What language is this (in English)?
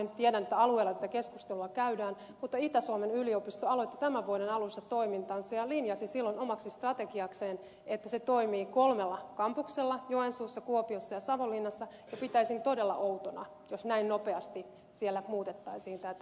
Finnish